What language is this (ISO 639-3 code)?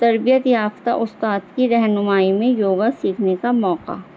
urd